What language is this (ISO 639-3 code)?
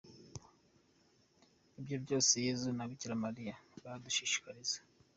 kin